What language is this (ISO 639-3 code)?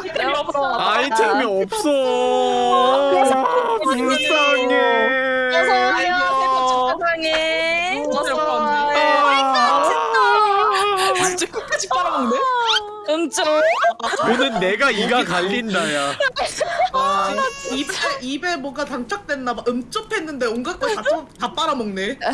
kor